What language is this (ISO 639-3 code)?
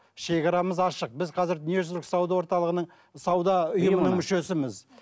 kaz